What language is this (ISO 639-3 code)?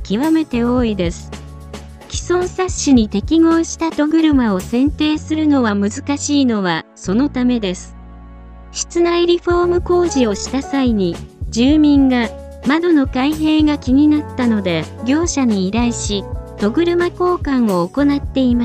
jpn